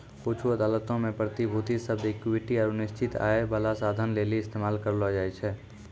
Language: Maithili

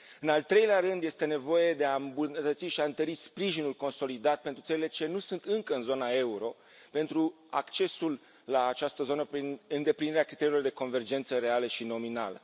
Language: Romanian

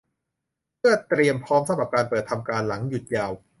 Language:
Thai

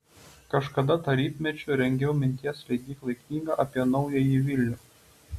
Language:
Lithuanian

